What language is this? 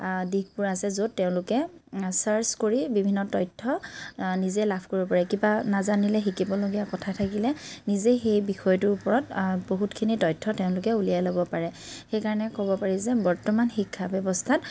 Assamese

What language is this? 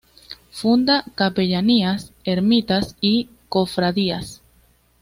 Spanish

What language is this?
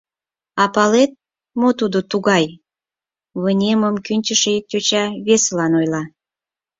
Mari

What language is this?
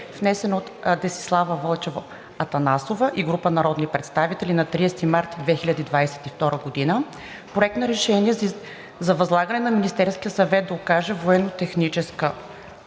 Bulgarian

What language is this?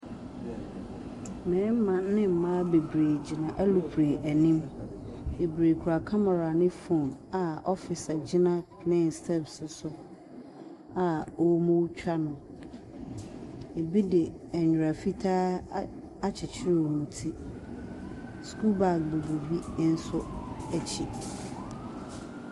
Akan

